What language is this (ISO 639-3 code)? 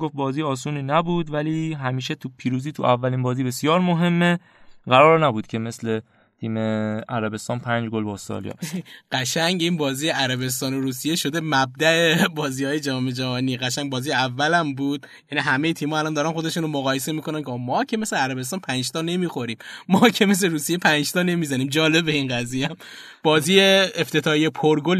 fas